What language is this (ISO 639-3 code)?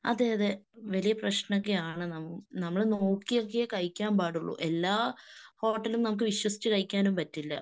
mal